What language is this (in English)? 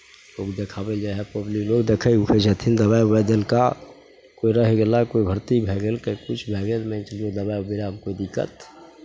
Maithili